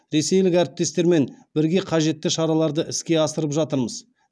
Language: Kazakh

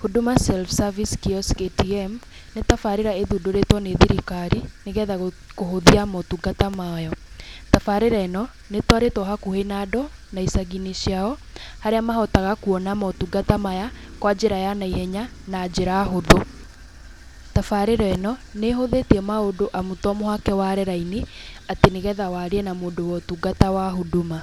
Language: Kikuyu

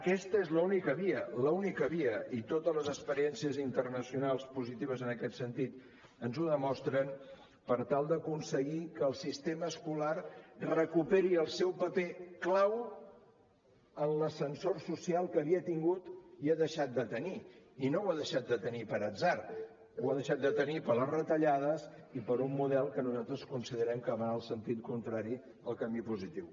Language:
Catalan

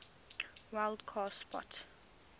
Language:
English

